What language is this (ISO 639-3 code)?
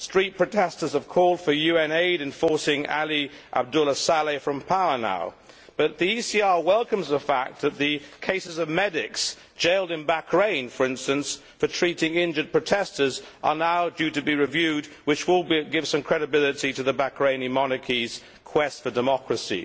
eng